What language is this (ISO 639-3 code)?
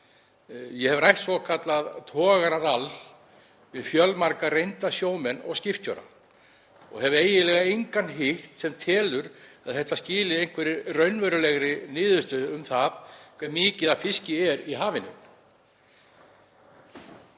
isl